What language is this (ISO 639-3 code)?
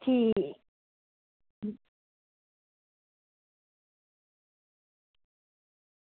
doi